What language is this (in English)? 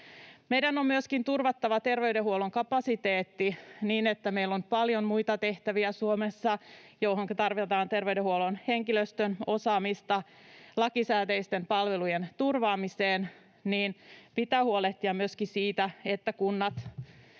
Finnish